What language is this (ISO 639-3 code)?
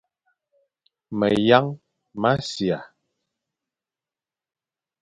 fan